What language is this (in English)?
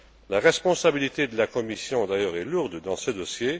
French